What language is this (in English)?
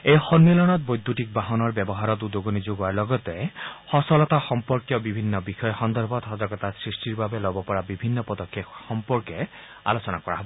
Assamese